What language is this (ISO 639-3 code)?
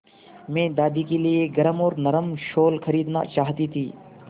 hin